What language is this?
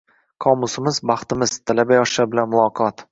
Uzbek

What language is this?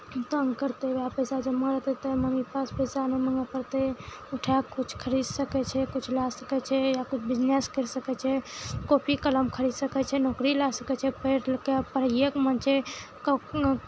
Maithili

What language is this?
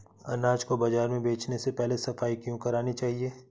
Hindi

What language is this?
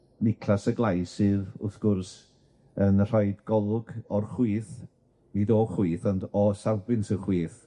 Welsh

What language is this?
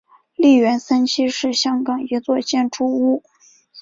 Chinese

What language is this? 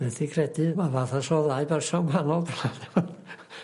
Welsh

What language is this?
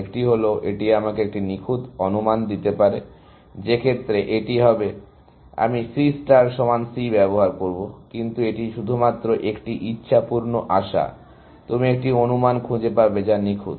Bangla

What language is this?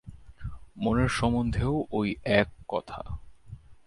Bangla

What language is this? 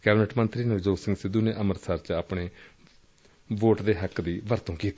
Punjabi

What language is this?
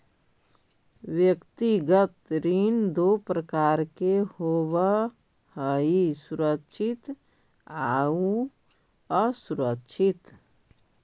Magahi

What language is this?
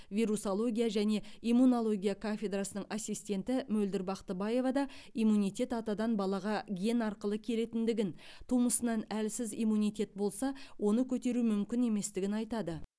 Kazakh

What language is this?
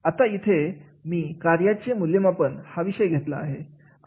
Marathi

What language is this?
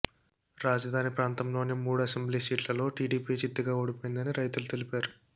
Telugu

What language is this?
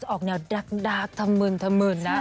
Thai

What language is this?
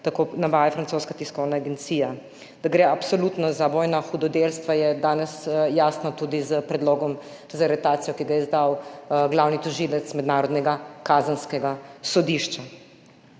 Slovenian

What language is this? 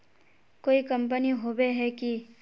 Magahi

